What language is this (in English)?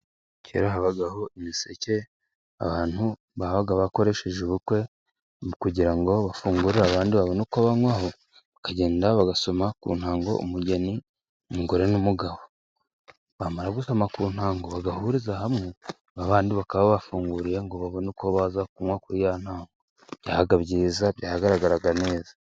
Kinyarwanda